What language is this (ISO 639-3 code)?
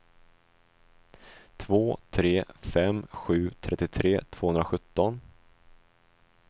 swe